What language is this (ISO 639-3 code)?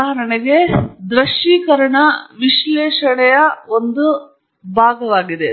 kan